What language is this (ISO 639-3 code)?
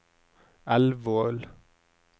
nor